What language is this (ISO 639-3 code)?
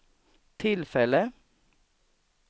swe